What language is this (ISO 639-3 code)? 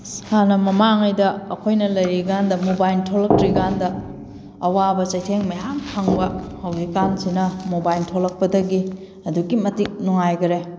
mni